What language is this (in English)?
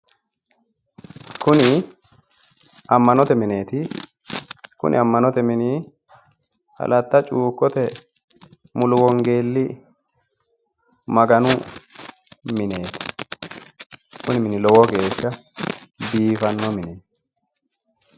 Sidamo